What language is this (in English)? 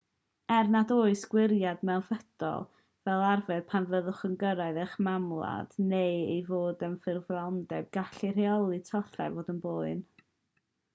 Welsh